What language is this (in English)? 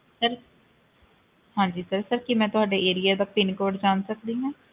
Punjabi